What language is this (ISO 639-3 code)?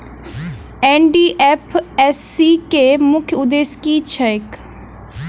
mai